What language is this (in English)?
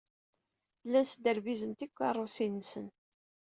Kabyle